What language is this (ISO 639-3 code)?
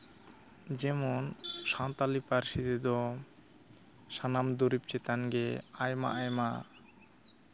sat